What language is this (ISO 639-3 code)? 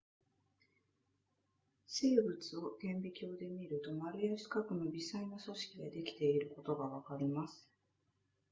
jpn